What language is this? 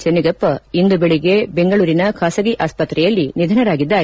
Kannada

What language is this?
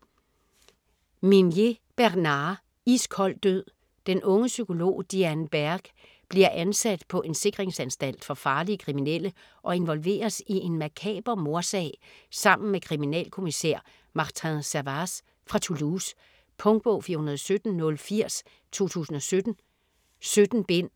Danish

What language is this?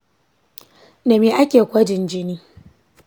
Hausa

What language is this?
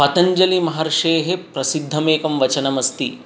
Sanskrit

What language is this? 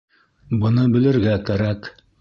Bashkir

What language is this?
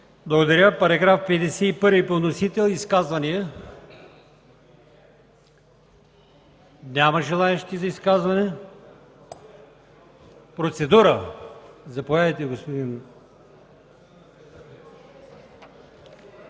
Bulgarian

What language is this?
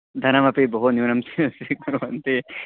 Sanskrit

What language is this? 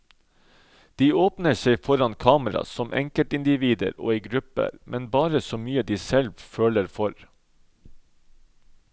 Norwegian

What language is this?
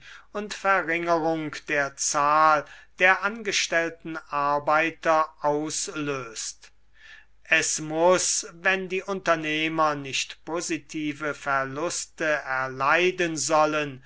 German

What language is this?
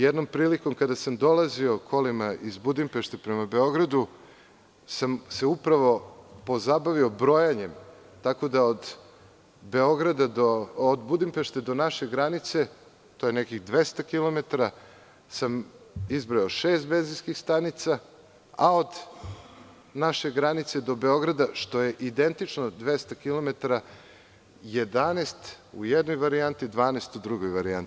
Serbian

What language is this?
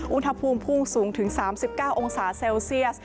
Thai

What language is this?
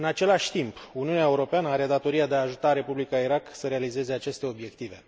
Romanian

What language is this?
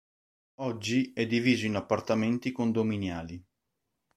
Italian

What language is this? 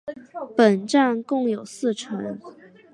Chinese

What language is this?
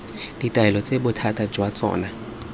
Tswana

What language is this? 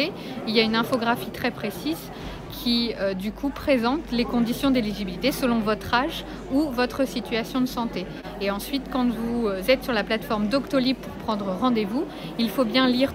French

